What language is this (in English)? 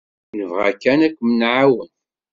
Kabyle